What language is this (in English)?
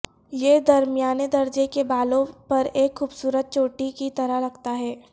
Urdu